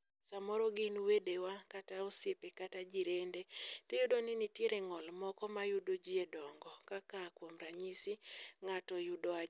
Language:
Luo (Kenya and Tanzania)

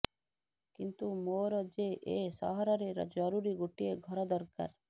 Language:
Odia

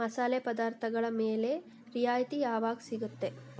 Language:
Kannada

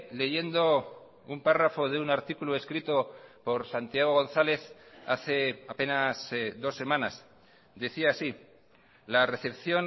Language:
Spanish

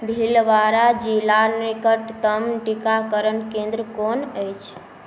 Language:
Maithili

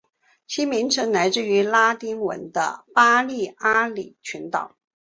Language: Chinese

